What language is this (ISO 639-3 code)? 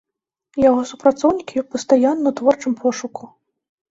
bel